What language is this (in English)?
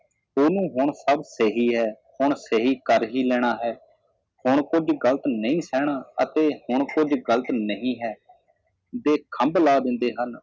Punjabi